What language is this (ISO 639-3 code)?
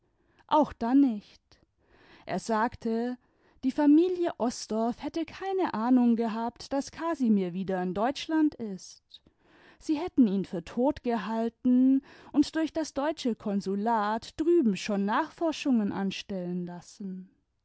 deu